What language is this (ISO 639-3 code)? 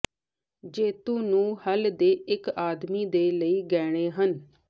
pan